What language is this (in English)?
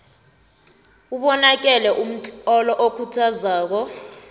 South Ndebele